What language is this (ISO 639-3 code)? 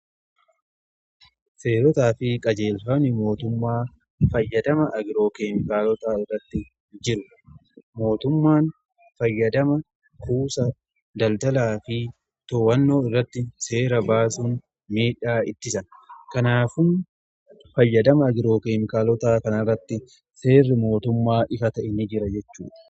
orm